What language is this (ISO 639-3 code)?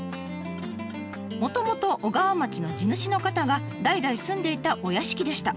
jpn